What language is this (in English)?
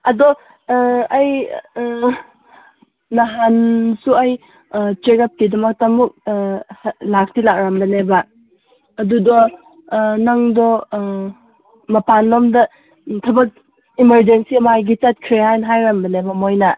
Manipuri